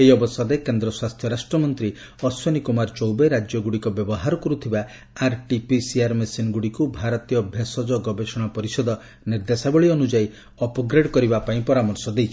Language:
Odia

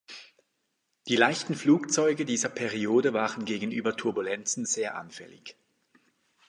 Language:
German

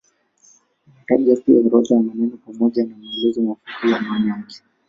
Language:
Swahili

